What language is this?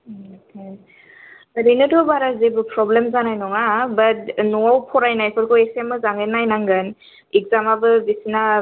Bodo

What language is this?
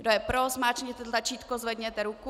Czech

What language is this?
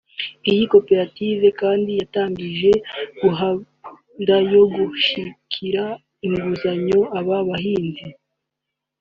Kinyarwanda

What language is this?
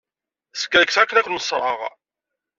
Kabyle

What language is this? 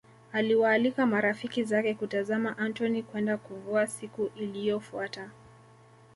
Swahili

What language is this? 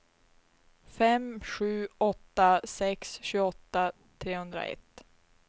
Swedish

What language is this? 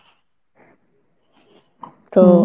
Bangla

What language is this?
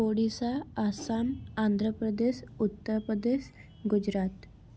Odia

